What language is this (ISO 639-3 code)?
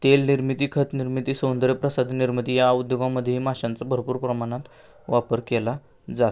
mar